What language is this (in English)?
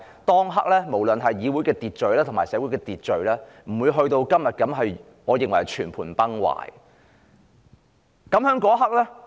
Cantonese